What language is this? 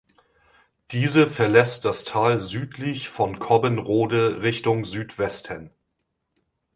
German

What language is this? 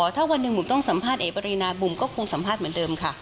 Thai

